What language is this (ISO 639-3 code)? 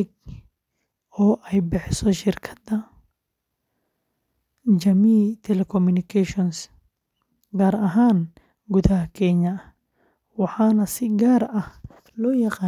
som